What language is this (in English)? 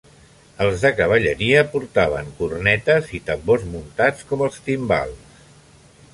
Catalan